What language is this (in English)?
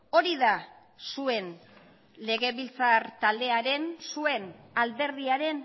Basque